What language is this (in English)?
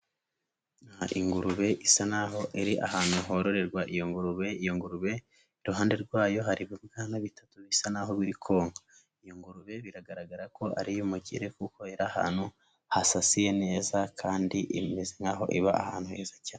Kinyarwanda